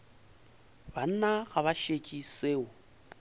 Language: Northern Sotho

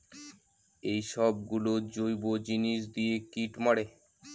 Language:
Bangla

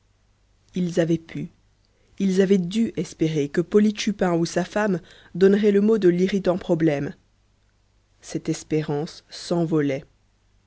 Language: French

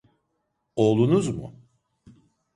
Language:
Turkish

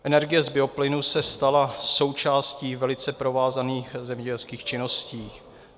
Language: Czech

